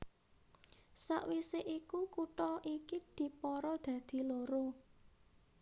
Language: Javanese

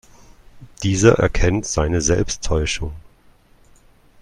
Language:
German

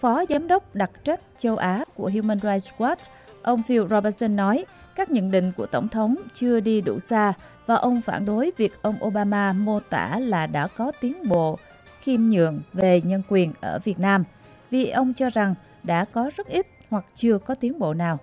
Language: Vietnamese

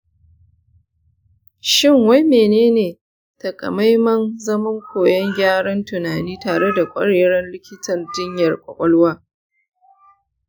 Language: Hausa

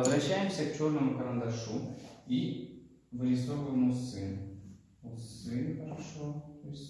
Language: Russian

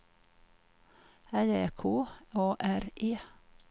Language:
Swedish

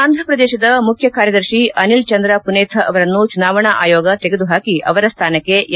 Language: Kannada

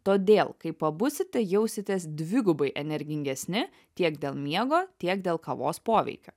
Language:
Lithuanian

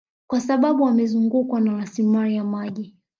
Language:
Swahili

